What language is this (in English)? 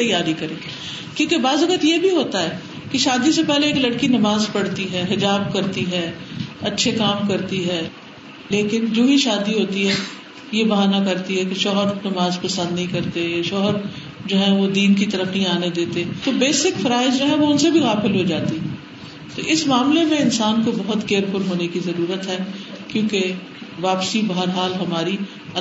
Urdu